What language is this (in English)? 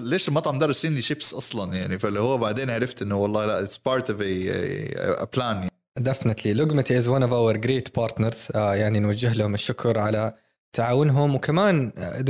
Arabic